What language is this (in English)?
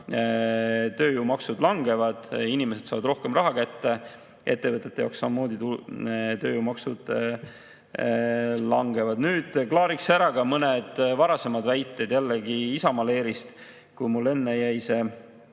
Estonian